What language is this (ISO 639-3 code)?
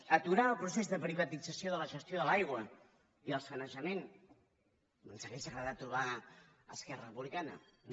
cat